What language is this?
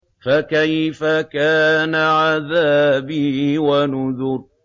Arabic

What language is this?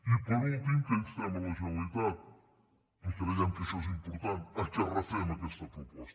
Catalan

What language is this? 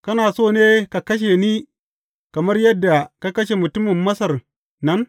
Hausa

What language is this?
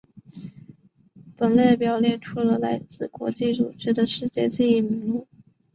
Chinese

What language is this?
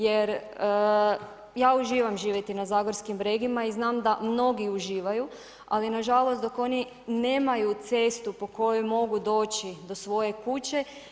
Croatian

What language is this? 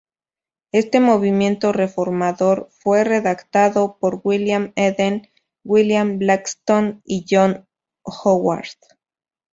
Spanish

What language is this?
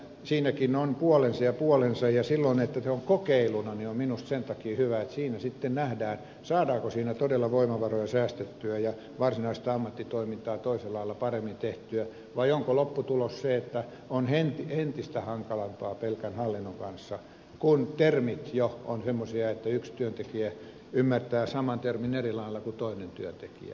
Finnish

